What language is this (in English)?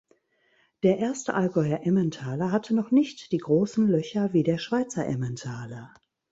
German